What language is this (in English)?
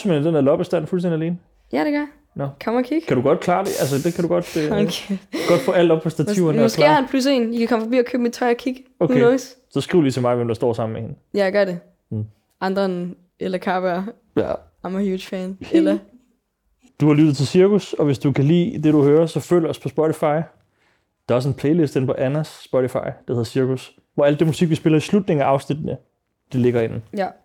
Danish